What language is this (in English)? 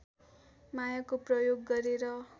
Nepali